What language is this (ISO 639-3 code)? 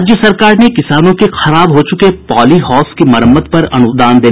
hin